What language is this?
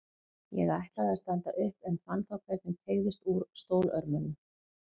Icelandic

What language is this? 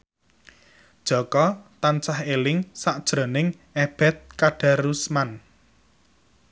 Javanese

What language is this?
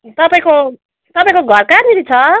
Nepali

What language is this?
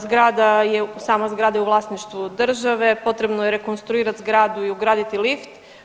Croatian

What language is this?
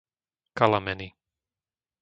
Slovak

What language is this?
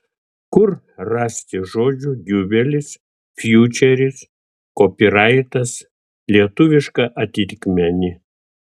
Lithuanian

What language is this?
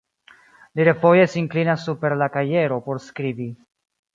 Esperanto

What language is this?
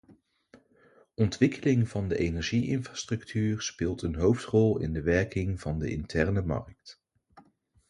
Dutch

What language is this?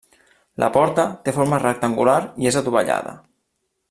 Catalan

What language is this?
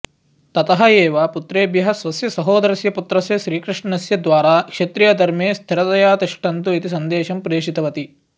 Sanskrit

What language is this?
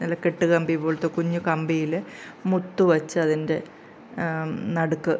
Malayalam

